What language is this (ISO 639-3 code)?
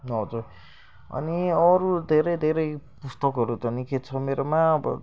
nep